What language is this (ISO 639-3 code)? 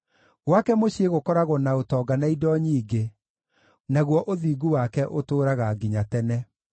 kik